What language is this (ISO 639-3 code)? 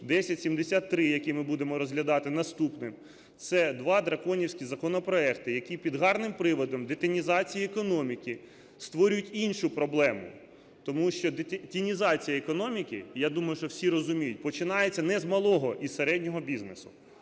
ukr